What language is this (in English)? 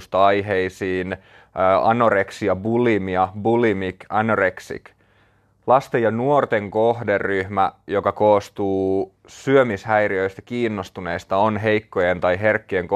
Finnish